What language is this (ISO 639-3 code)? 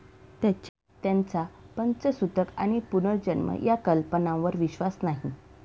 mar